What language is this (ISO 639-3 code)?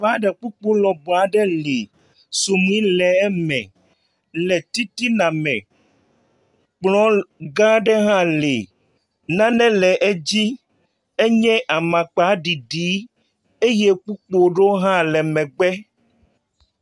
ewe